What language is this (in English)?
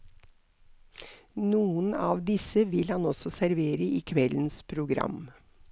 Norwegian